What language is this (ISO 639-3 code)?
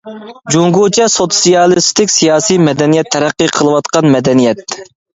uig